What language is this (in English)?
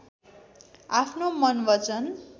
Nepali